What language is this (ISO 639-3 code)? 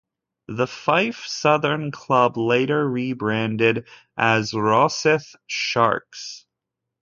eng